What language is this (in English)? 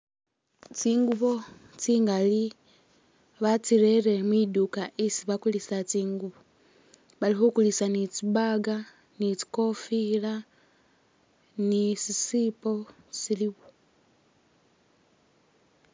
Masaaba